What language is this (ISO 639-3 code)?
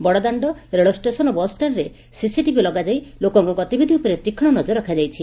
ori